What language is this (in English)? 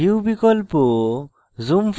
Bangla